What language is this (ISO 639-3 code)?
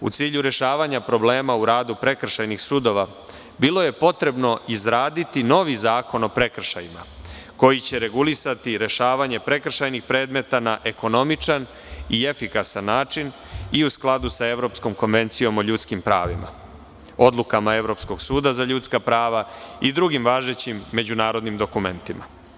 srp